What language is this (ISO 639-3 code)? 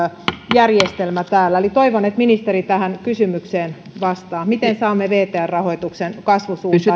fin